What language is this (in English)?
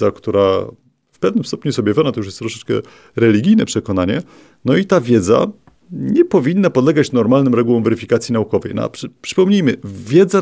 Polish